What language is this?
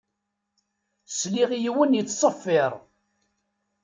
Kabyle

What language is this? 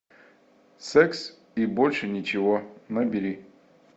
Russian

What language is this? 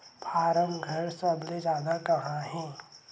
Chhattisgarhi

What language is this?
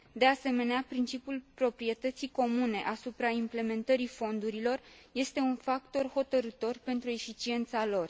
Romanian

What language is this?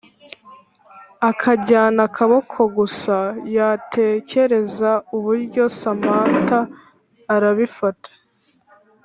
Kinyarwanda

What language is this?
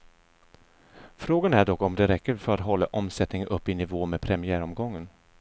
Swedish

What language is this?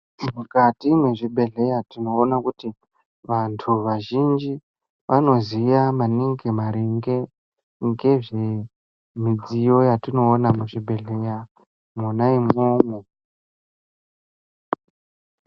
Ndau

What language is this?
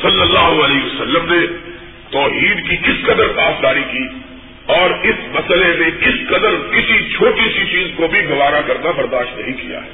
Urdu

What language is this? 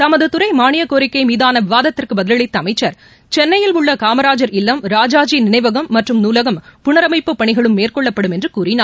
Tamil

